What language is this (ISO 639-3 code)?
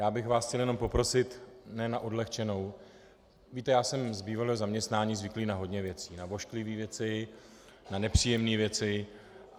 ces